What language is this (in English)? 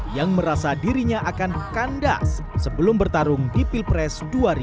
Indonesian